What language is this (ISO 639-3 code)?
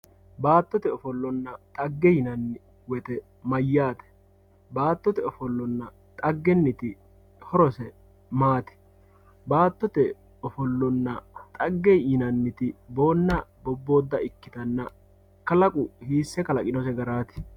sid